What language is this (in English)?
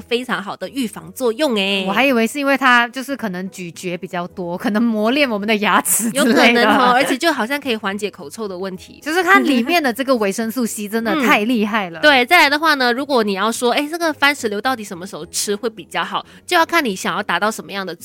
Chinese